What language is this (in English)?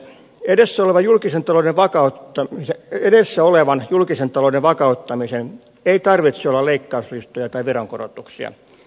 Finnish